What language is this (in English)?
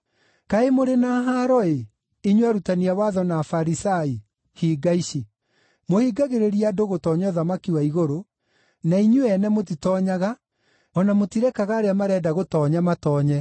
Kikuyu